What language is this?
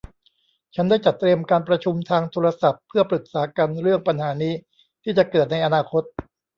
Thai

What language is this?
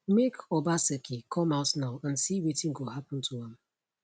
Nigerian Pidgin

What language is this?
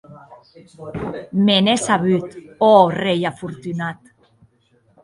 Occitan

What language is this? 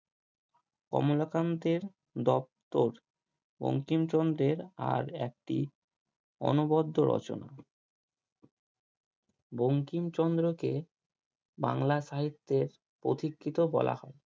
Bangla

